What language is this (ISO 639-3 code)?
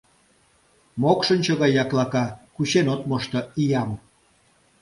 chm